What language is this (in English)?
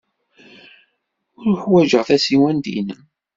Kabyle